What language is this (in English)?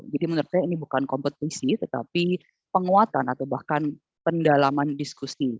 Indonesian